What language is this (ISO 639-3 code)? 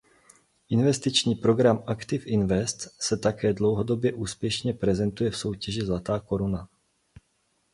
ces